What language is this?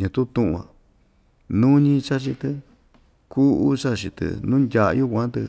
Ixtayutla Mixtec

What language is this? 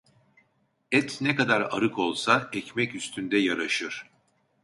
Turkish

